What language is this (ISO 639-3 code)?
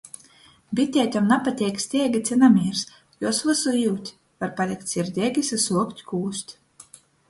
ltg